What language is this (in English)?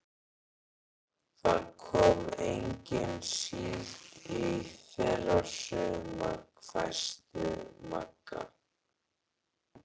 Icelandic